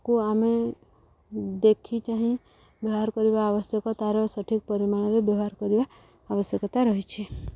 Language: Odia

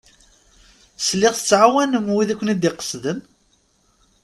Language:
Kabyle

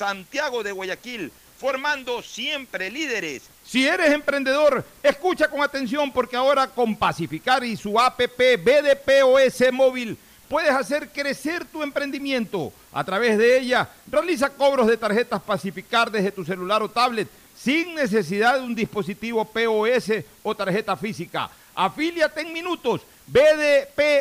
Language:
Spanish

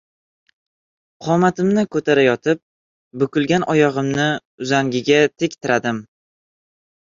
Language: Uzbek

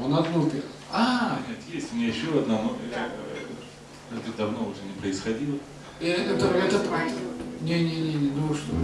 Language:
Russian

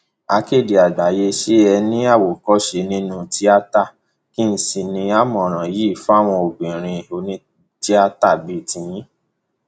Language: Yoruba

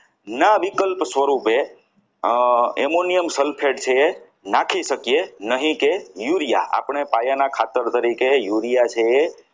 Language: Gujarati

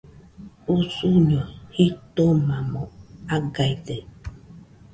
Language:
Nüpode Huitoto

